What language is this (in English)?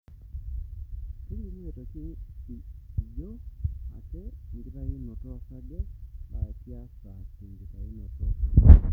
Masai